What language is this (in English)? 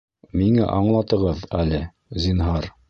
Bashkir